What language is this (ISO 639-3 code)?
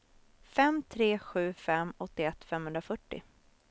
swe